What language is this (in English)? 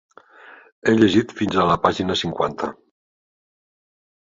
Catalan